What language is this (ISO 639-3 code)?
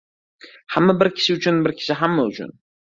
uzb